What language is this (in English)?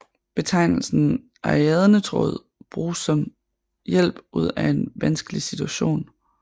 Danish